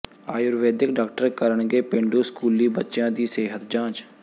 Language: Punjabi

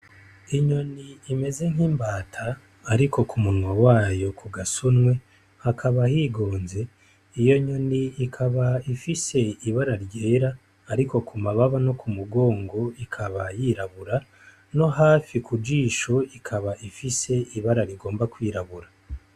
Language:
Rundi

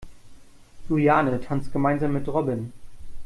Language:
German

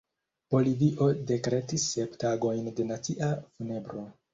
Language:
Esperanto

